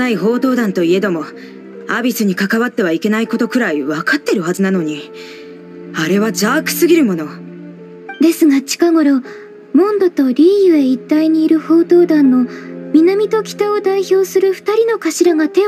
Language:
Japanese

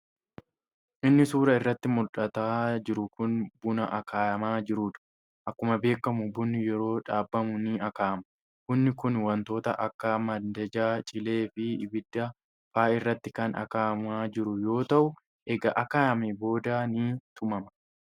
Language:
Oromo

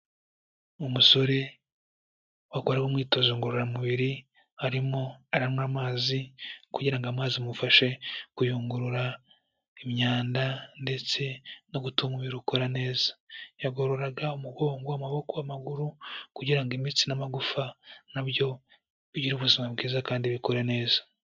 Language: Kinyarwanda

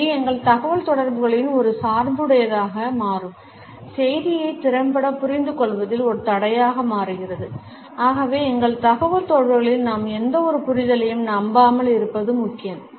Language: Tamil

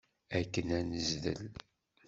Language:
Kabyle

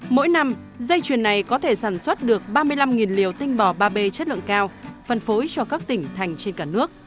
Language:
Vietnamese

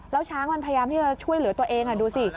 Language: Thai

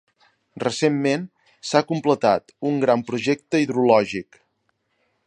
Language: Catalan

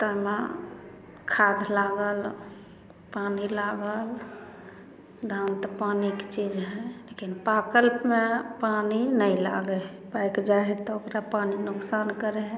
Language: Maithili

